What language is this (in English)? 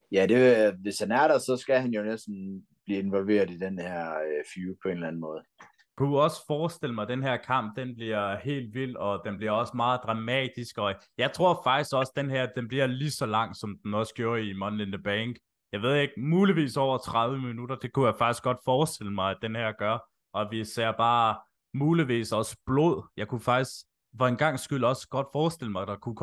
Danish